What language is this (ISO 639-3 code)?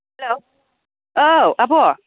brx